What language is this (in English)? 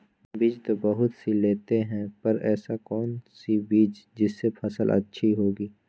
Magahi